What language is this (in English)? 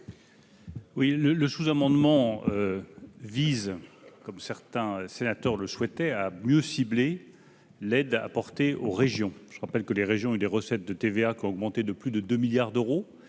French